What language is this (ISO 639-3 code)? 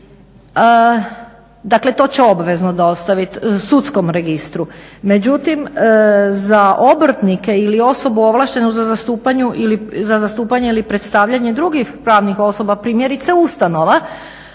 hrv